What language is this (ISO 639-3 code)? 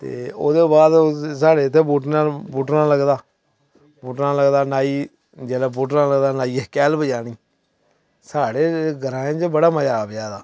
doi